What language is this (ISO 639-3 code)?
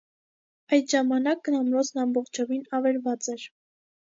hye